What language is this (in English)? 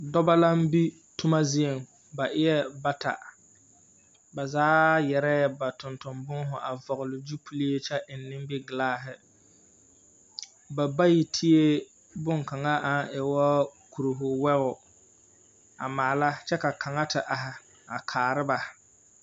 Southern Dagaare